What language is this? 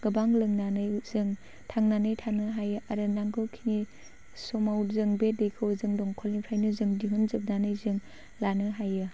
Bodo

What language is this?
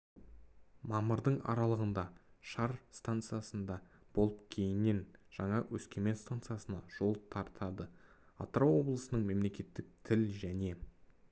Kazakh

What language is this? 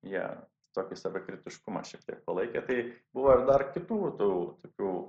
Lithuanian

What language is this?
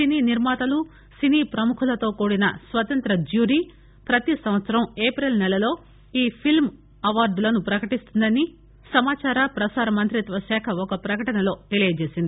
Telugu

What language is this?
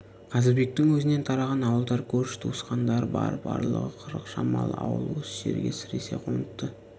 Kazakh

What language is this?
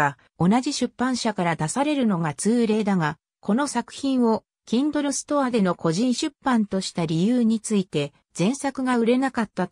Japanese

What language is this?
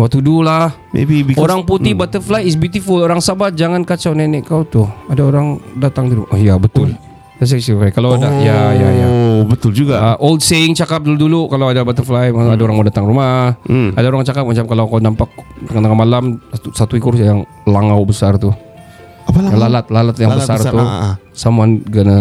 Malay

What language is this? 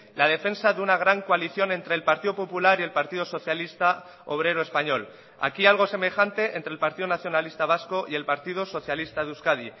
Spanish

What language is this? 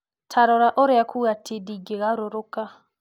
Kikuyu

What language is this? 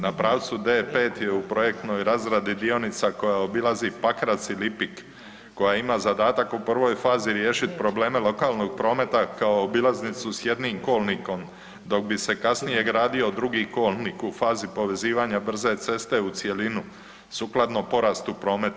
Croatian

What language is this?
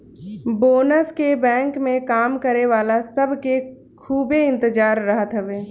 Bhojpuri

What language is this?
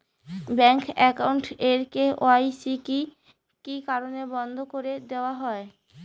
Bangla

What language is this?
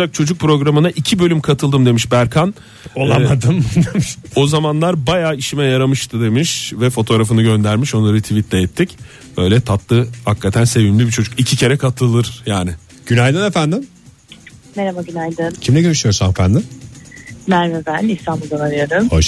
Turkish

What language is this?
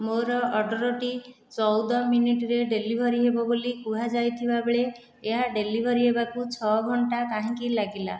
Odia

